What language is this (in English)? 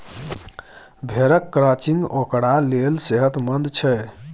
Maithili